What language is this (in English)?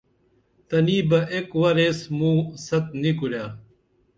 Dameli